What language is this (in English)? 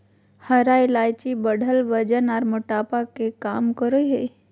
Magahi